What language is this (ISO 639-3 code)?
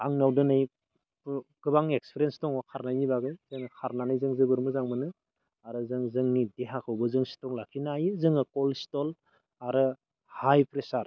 brx